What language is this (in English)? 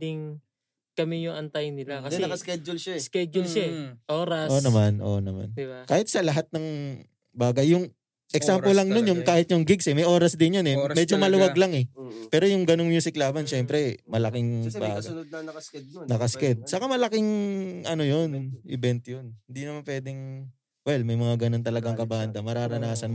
Filipino